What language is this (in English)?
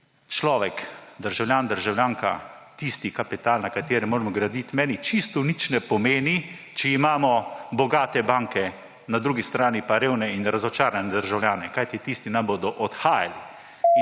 Slovenian